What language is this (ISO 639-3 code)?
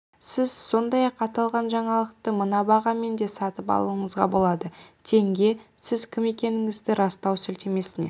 kaz